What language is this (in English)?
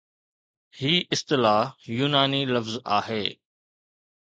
Sindhi